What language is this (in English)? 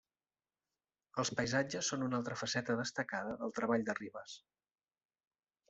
Catalan